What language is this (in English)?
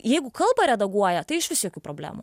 Lithuanian